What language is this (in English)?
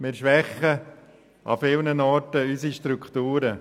Swiss German